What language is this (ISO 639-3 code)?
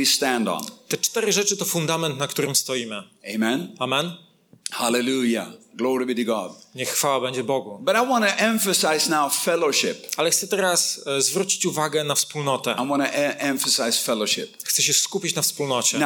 pol